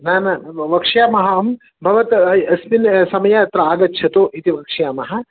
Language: Sanskrit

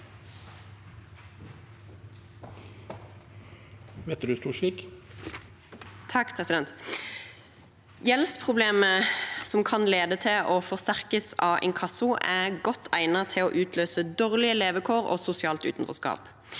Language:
Norwegian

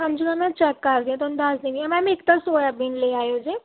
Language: Punjabi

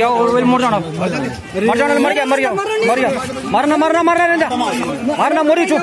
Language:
Turkish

